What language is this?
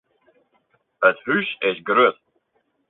Western Frisian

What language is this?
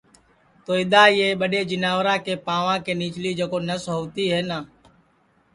Sansi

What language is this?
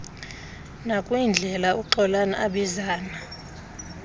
Xhosa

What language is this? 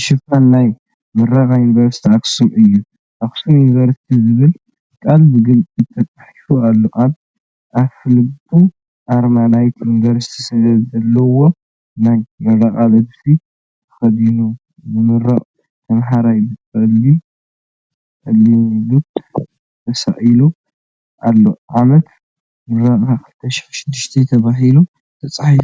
Tigrinya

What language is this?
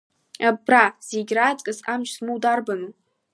Abkhazian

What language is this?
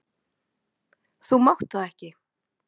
Icelandic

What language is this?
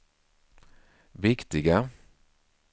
Swedish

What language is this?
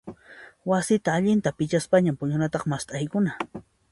Puno Quechua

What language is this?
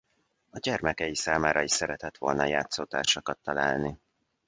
Hungarian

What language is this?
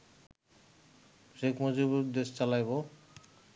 Bangla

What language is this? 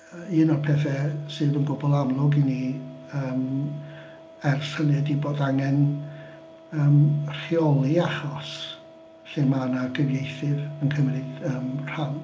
Welsh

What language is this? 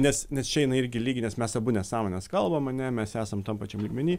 Lithuanian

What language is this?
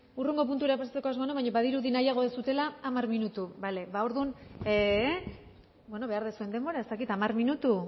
Basque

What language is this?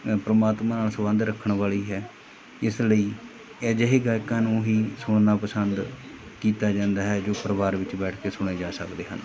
Punjabi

